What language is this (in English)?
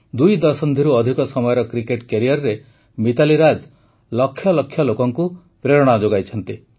Odia